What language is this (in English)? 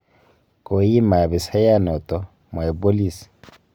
Kalenjin